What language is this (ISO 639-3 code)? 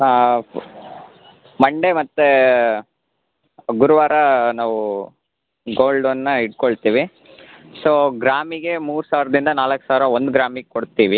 kan